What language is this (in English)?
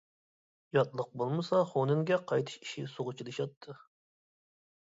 Uyghur